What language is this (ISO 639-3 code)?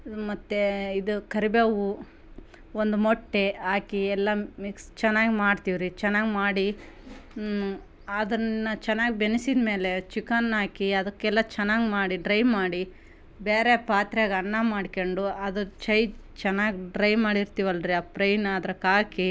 kan